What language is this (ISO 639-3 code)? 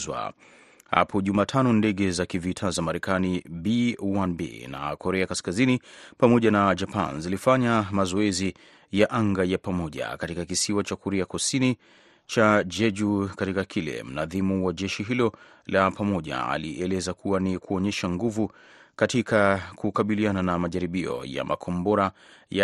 swa